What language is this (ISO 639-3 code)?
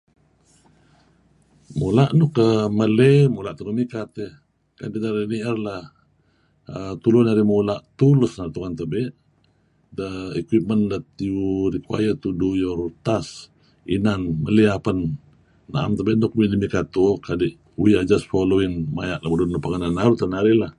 kzi